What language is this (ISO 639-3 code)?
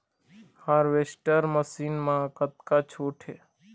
hne